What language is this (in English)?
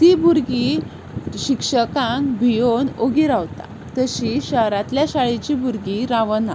Konkani